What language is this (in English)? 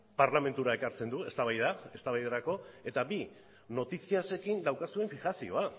Basque